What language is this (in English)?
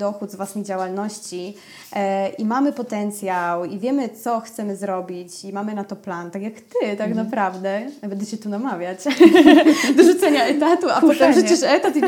Polish